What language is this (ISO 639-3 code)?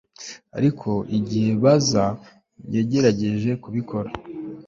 kin